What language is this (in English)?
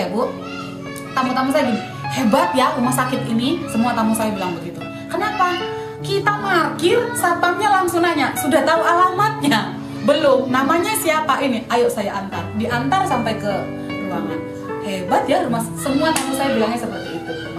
Indonesian